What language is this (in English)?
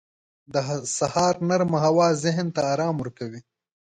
Pashto